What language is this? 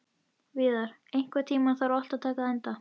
Icelandic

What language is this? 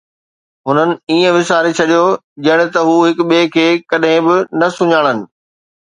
Sindhi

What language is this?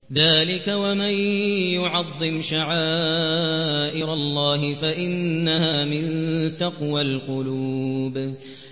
Arabic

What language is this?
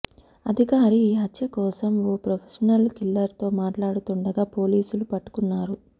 Telugu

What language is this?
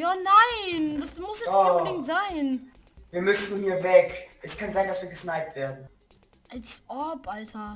German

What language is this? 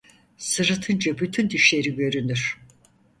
Turkish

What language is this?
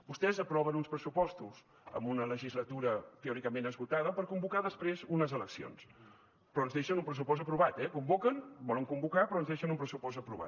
Catalan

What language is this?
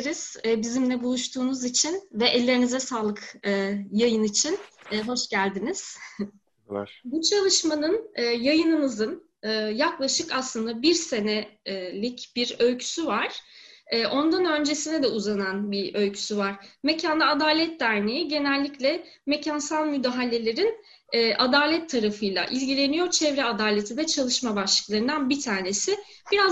Turkish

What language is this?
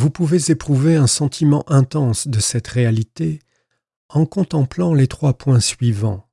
French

